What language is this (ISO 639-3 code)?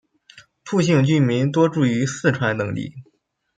zho